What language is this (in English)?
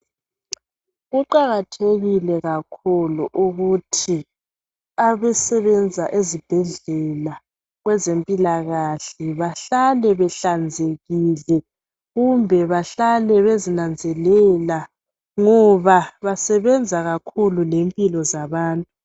North Ndebele